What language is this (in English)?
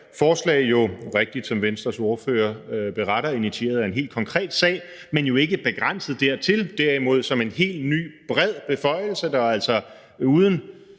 Danish